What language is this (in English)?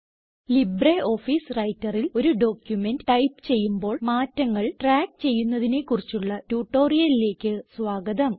Malayalam